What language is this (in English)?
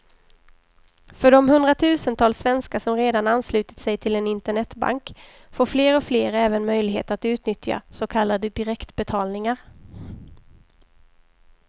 Swedish